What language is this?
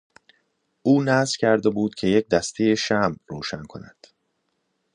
Persian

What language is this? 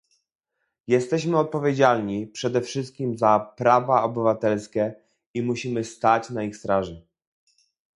Polish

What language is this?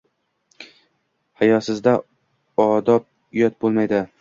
Uzbek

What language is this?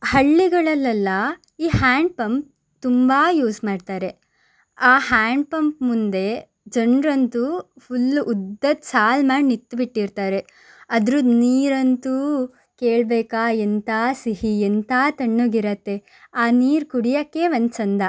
Kannada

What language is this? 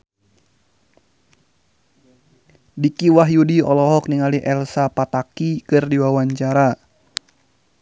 Sundanese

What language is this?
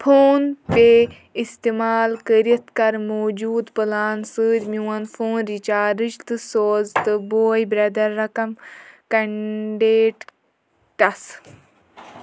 Kashmiri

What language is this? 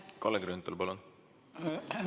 Estonian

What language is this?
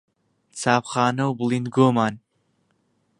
Central Kurdish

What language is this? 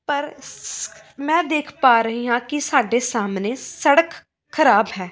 Punjabi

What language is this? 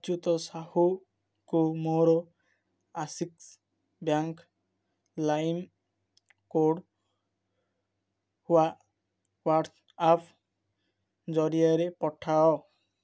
Odia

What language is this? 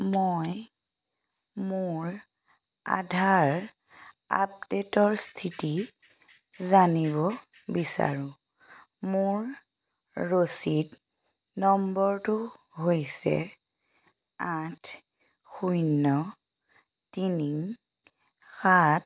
Assamese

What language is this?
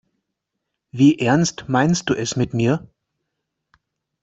German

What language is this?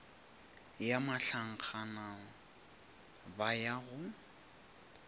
Northern Sotho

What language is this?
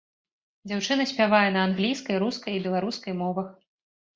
Belarusian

